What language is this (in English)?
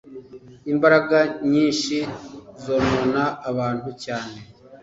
Kinyarwanda